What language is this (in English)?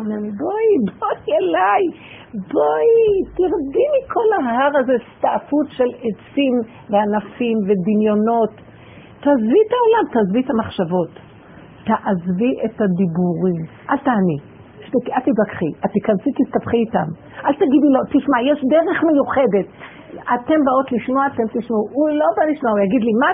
Hebrew